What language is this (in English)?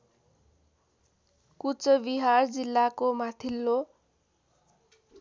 Nepali